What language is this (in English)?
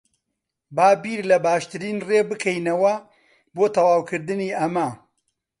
Central Kurdish